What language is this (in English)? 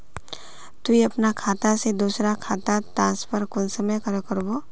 Magahi